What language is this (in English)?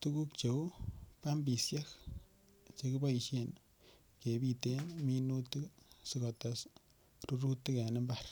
Kalenjin